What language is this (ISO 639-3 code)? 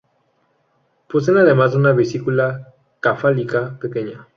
spa